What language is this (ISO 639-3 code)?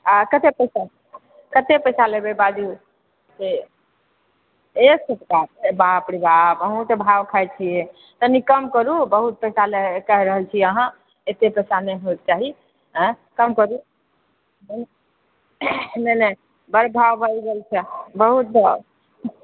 mai